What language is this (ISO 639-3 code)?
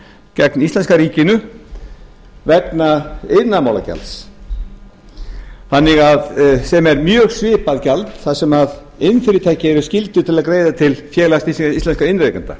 isl